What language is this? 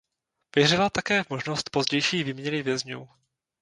Czech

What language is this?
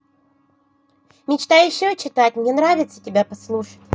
Russian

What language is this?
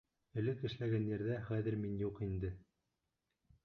Bashkir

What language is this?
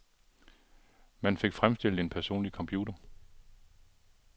Danish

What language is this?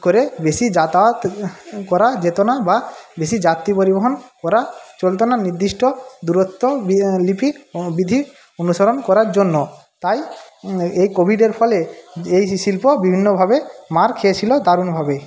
Bangla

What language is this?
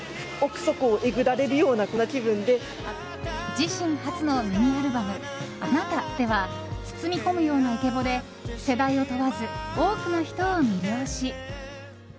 Japanese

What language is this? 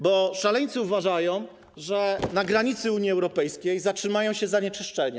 Polish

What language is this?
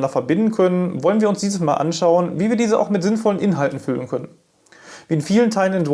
German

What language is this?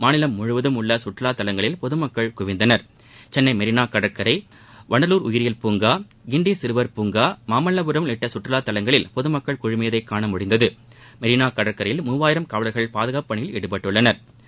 Tamil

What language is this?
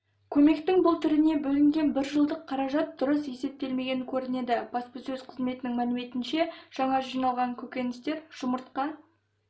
Kazakh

